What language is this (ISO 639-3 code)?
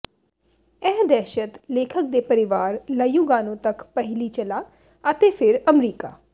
pan